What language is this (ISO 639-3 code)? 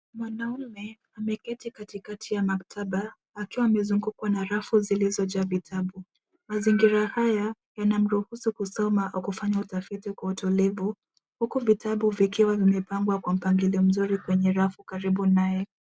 swa